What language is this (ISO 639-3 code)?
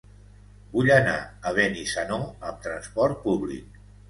cat